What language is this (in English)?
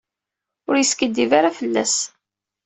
Kabyle